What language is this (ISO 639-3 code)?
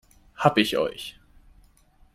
deu